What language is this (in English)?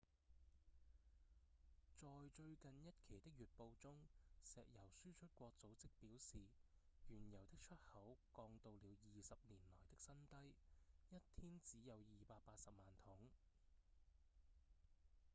Cantonese